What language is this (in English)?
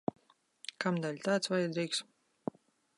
Latvian